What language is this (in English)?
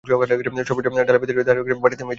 Bangla